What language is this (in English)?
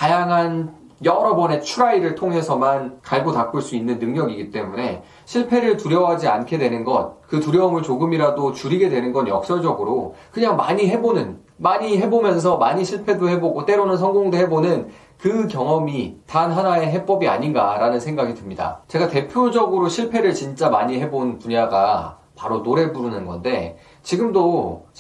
Korean